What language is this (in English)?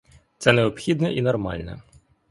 Ukrainian